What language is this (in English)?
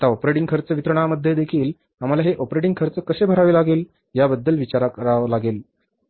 Marathi